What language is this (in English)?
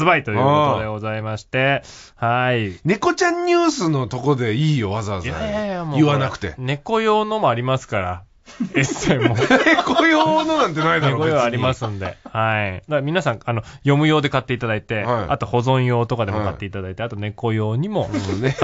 Japanese